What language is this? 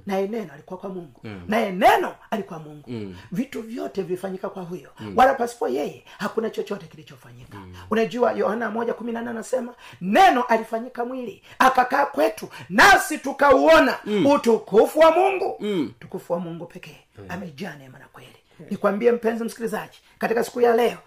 Swahili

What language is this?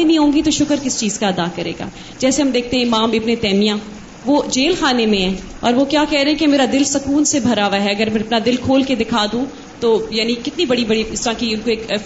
Urdu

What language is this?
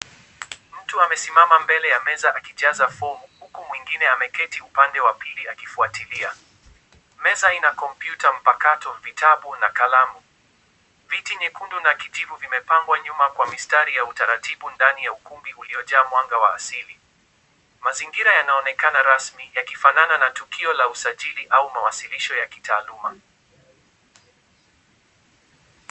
Swahili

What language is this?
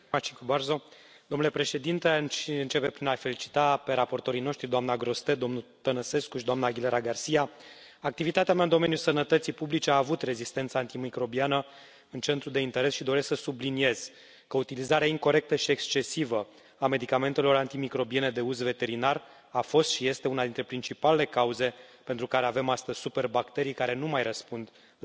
Romanian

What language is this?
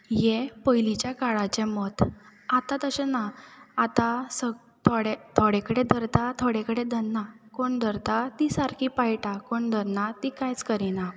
Konkani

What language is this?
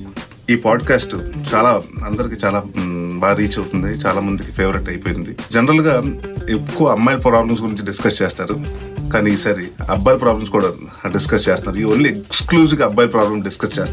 Telugu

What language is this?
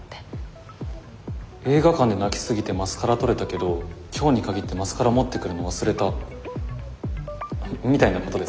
Japanese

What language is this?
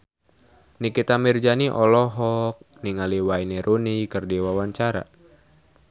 Sundanese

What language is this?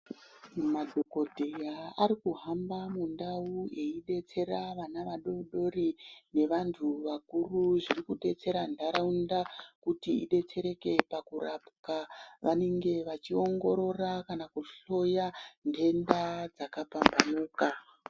Ndau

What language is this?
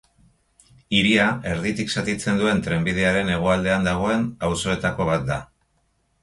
Basque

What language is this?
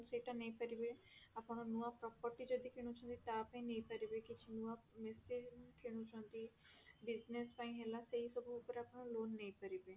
Odia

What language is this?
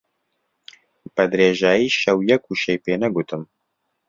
Central Kurdish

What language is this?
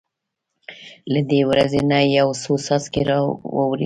Pashto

